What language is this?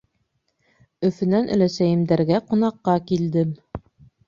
Bashkir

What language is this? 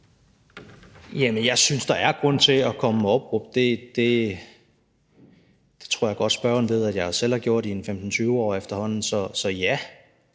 Danish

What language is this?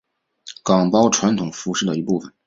Chinese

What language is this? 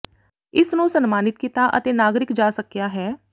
Punjabi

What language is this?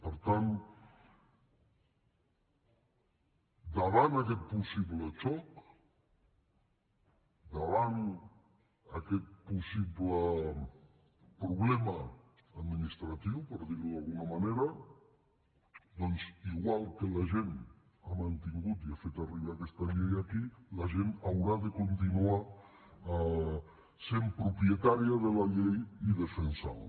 Catalan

